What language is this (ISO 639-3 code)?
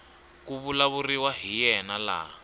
tso